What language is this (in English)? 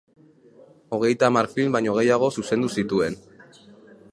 Basque